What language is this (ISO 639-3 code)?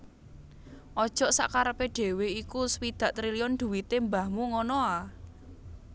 jav